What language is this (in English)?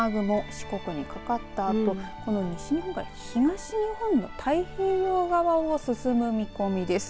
Japanese